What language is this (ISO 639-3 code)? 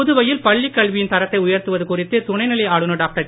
tam